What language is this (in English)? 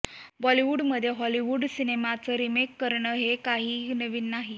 Marathi